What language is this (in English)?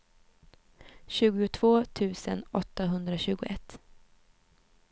Swedish